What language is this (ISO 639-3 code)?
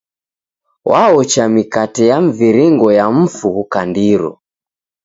dav